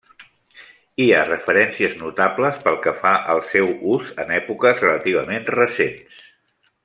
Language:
Catalan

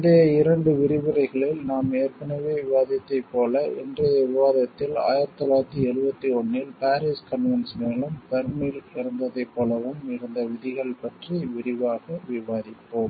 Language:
Tamil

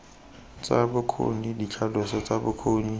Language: Tswana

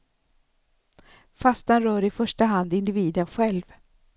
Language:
Swedish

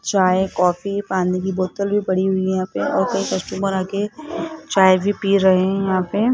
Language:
Hindi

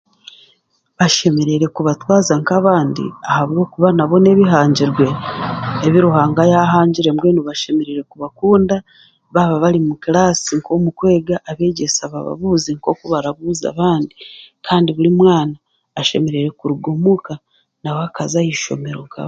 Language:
Chiga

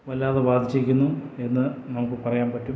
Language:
Malayalam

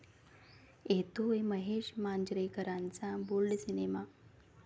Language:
Marathi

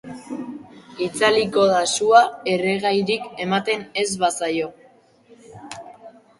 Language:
Basque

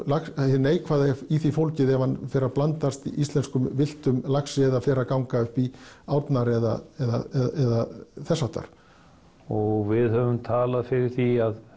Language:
Icelandic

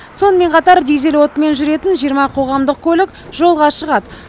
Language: Kazakh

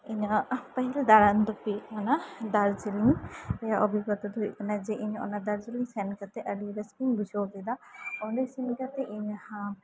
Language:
Santali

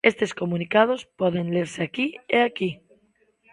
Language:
Galician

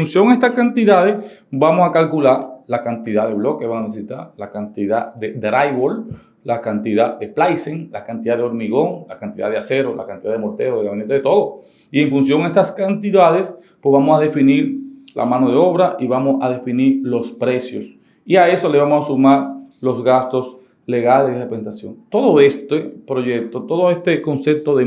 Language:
Spanish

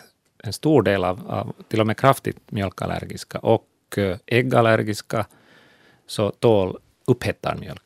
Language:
Swedish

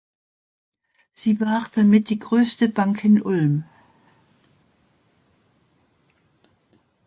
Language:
German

